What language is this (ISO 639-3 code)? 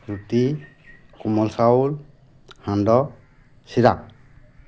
asm